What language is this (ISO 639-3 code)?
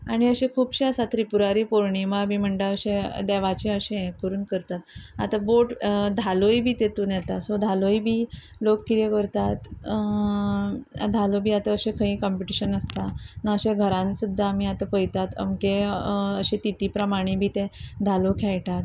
kok